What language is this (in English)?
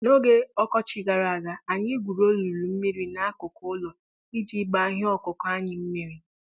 Igbo